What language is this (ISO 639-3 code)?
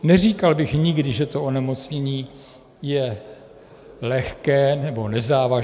ces